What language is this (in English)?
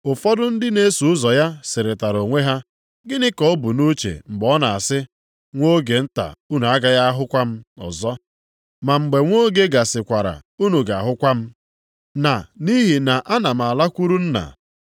Igbo